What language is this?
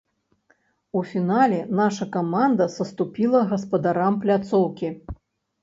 Belarusian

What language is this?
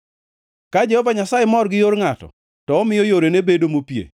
Luo (Kenya and Tanzania)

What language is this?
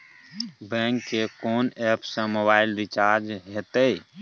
Maithili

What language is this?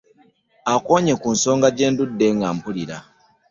Ganda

